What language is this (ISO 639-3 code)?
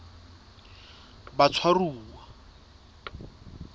sot